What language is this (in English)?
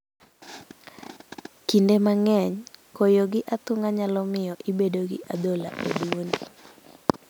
Luo (Kenya and Tanzania)